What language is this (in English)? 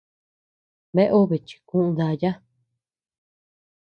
Tepeuxila Cuicatec